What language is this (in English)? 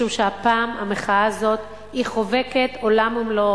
Hebrew